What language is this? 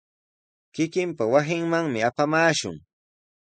Sihuas Ancash Quechua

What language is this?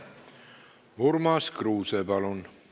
Estonian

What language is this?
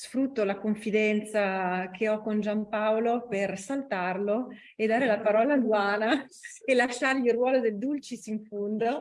Italian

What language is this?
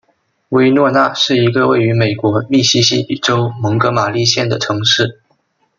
Chinese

